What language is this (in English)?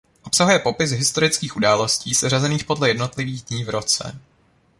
Czech